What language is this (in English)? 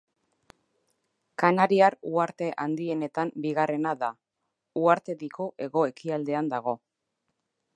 Basque